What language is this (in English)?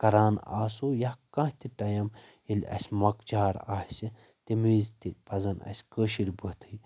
Kashmiri